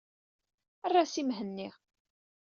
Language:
Kabyle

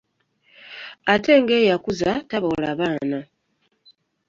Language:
Ganda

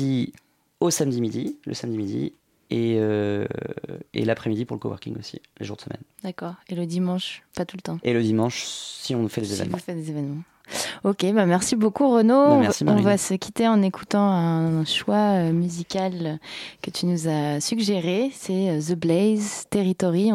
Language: French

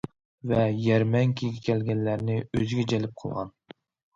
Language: Uyghur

